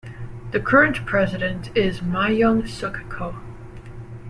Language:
English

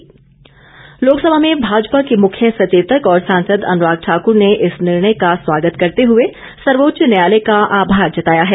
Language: Hindi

